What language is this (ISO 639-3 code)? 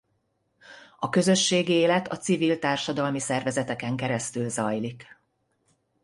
hun